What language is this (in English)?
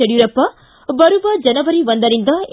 Kannada